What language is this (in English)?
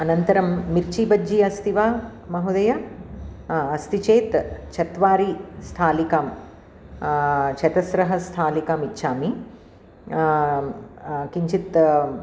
Sanskrit